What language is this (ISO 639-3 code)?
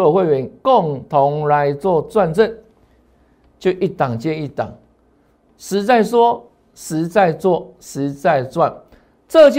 zho